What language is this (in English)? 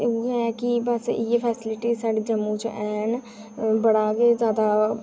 Dogri